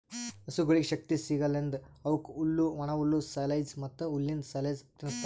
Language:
Kannada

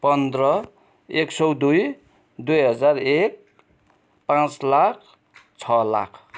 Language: Nepali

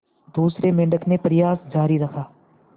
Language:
Hindi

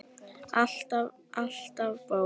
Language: Icelandic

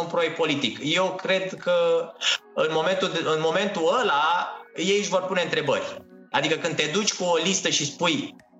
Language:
Romanian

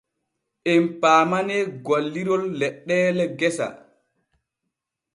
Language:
Borgu Fulfulde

